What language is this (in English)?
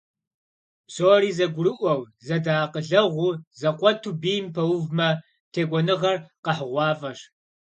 Kabardian